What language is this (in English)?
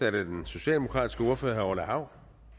Danish